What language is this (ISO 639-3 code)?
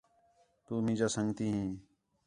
xhe